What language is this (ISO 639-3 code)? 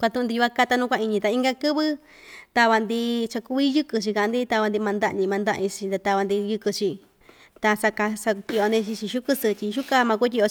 vmj